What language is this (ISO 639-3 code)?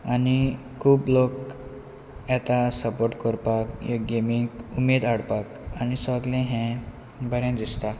kok